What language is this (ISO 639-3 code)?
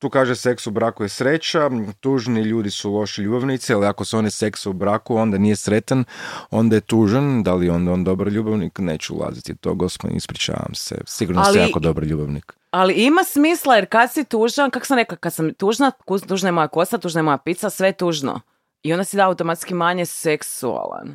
hrv